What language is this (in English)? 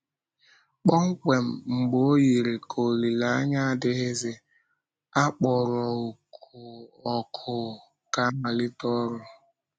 Igbo